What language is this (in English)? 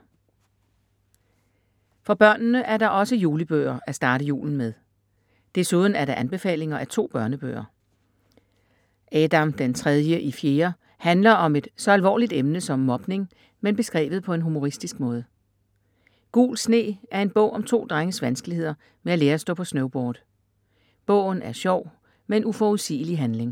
Danish